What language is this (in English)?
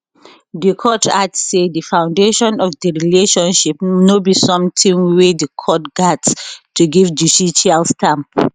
Nigerian Pidgin